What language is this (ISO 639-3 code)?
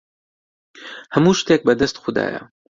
ckb